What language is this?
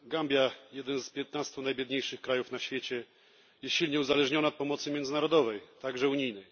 Polish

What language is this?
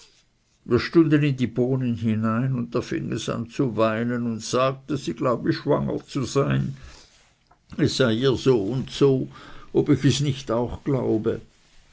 German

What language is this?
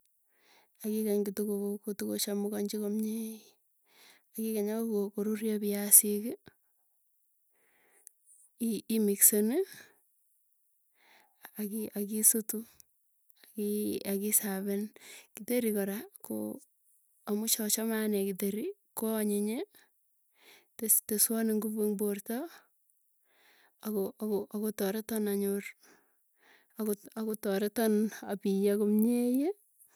Tugen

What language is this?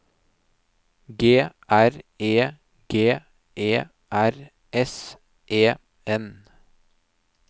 Norwegian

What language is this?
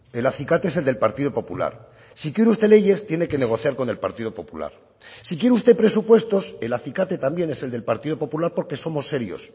Spanish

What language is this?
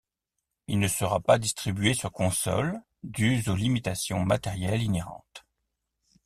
French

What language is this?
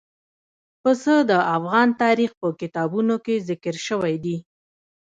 Pashto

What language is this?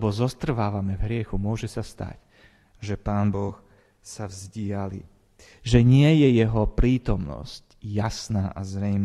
Slovak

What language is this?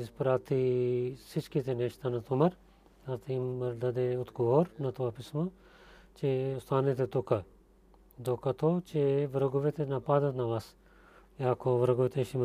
Bulgarian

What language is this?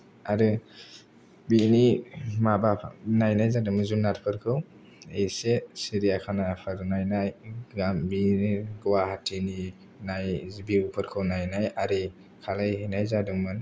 Bodo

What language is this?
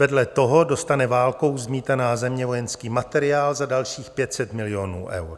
Czech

